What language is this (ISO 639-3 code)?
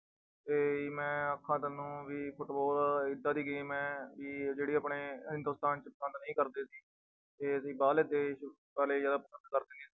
pan